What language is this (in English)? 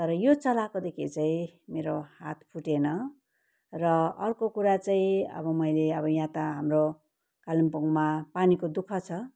Nepali